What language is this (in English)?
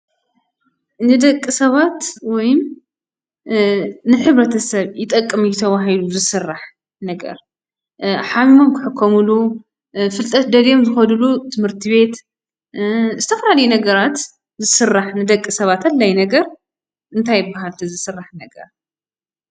Tigrinya